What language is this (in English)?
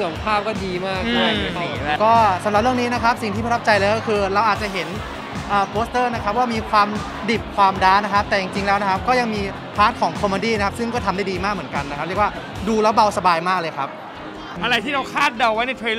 Thai